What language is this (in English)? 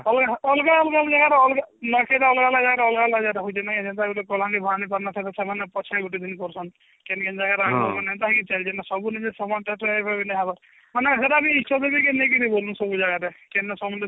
Odia